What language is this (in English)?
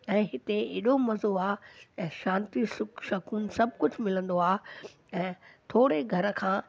Sindhi